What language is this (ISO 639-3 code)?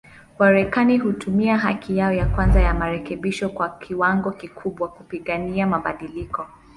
swa